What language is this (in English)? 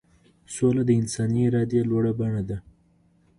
Pashto